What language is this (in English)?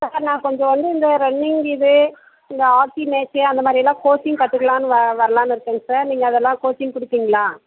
Tamil